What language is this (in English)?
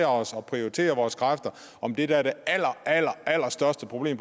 Danish